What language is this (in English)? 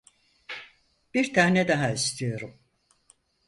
Turkish